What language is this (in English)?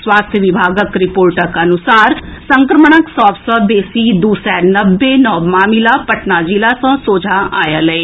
Maithili